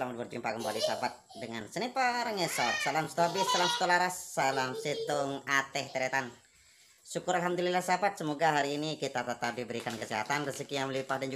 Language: Indonesian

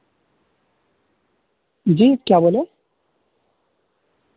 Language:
Urdu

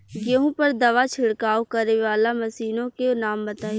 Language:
Bhojpuri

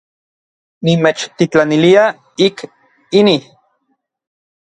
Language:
Orizaba Nahuatl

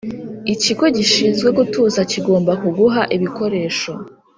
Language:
Kinyarwanda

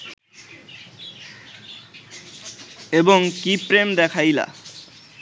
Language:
Bangla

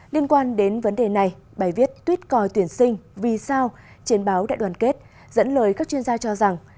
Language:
Vietnamese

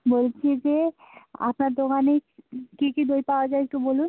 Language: Bangla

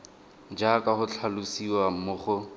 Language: Tswana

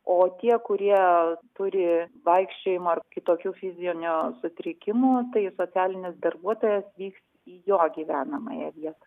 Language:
Lithuanian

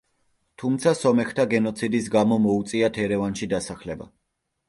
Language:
Georgian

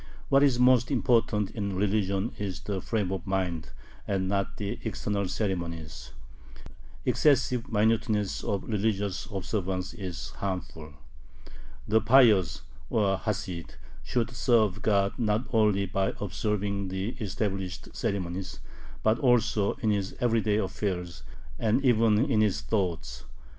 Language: English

